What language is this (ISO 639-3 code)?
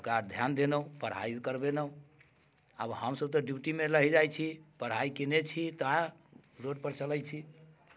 mai